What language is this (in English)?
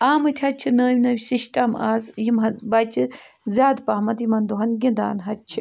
Kashmiri